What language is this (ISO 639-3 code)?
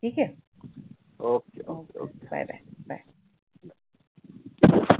mar